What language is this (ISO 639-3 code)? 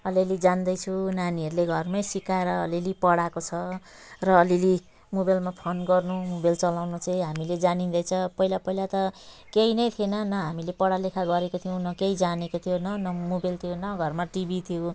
nep